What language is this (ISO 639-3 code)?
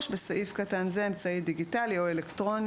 heb